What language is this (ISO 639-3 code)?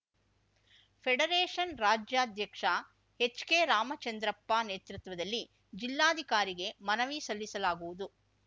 kan